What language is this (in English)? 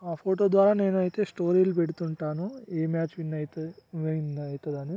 Telugu